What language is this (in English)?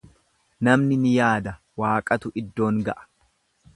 Oromo